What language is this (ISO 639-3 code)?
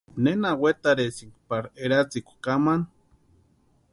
pua